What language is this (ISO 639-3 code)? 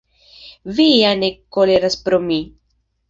epo